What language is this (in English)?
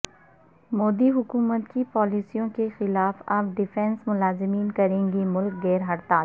Urdu